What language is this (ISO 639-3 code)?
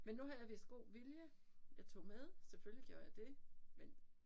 dan